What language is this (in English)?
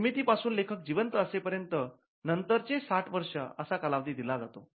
Marathi